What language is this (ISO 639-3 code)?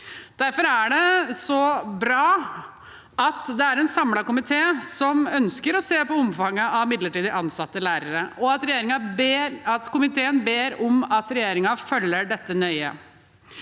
nor